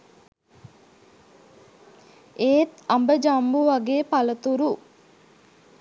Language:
Sinhala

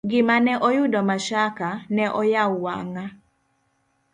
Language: Luo (Kenya and Tanzania)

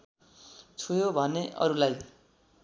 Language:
Nepali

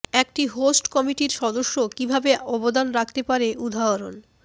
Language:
Bangla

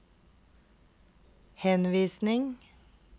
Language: Norwegian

